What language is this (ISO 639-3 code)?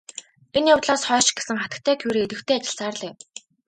mon